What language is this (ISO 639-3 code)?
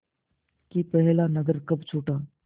hin